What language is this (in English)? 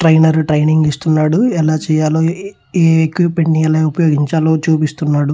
Telugu